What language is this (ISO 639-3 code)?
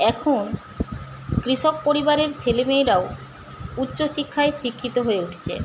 ben